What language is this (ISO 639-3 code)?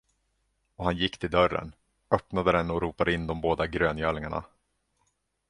swe